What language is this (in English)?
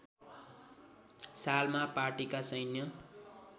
Nepali